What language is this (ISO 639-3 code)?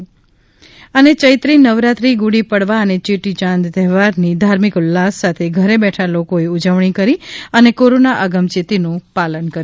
guj